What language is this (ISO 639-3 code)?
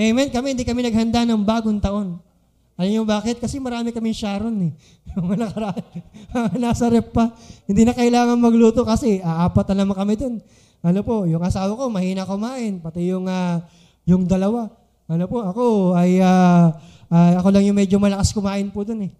fil